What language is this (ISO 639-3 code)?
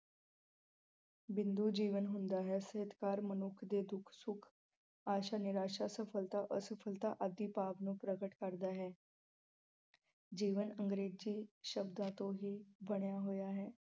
pan